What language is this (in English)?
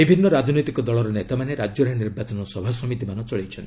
Odia